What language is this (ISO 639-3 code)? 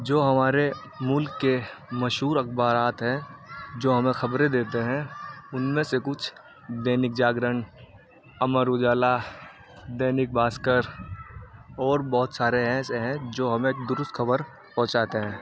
urd